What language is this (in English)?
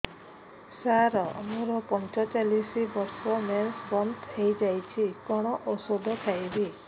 Odia